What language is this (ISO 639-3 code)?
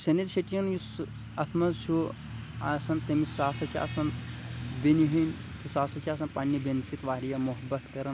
kas